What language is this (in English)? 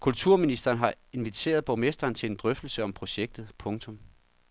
Danish